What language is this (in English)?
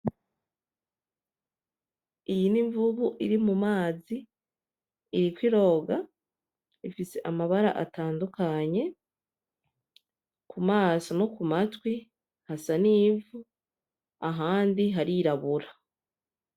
Rundi